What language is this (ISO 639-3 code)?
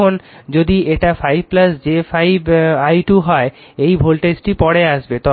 ben